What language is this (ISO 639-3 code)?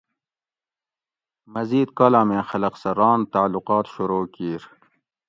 gwc